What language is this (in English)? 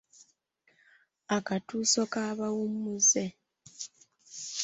Ganda